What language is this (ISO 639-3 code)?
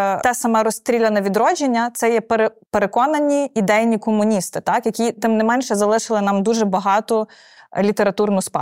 ukr